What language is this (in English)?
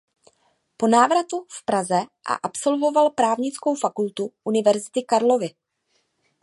Czech